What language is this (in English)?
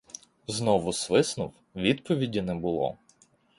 Ukrainian